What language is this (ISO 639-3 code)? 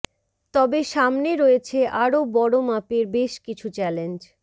ben